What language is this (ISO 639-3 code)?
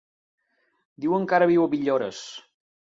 cat